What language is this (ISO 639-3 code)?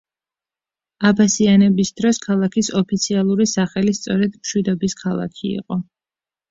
kat